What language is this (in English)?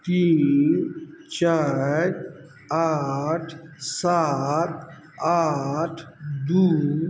Maithili